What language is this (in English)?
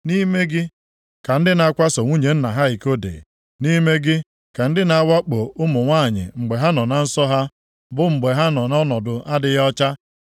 Igbo